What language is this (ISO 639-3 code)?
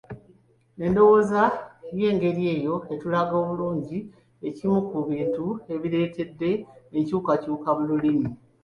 lug